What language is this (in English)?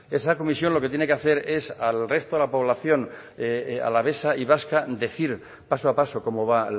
Spanish